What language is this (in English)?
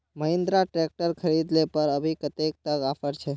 Magahi